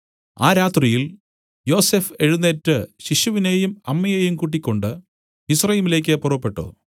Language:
Malayalam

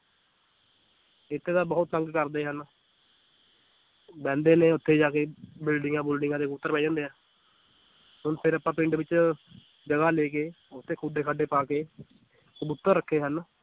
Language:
Punjabi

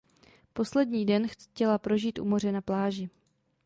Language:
Czech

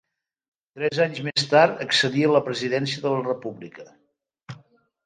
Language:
Catalan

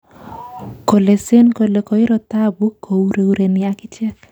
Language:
Kalenjin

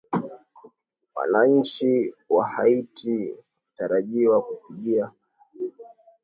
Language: Swahili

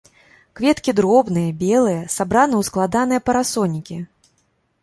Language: Belarusian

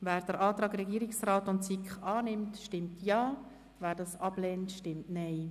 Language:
Swiss German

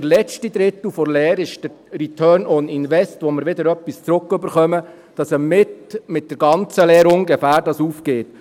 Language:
Swiss German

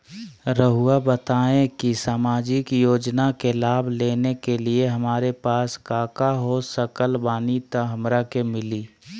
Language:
Magahi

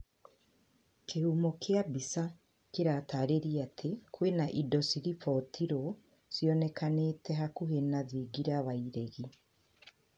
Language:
Kikuyu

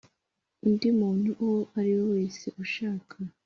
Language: Kinyarwanda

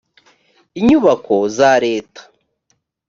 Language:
Kinyarwanda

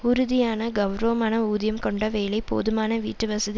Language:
Tamil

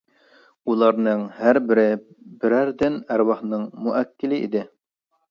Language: Uyghur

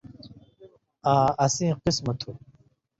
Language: Indus Kohistani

